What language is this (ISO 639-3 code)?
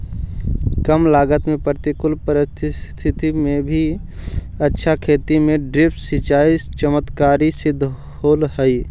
mag